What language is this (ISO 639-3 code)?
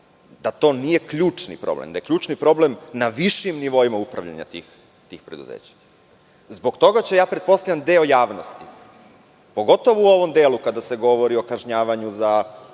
srp